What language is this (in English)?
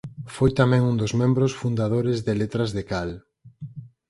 Galician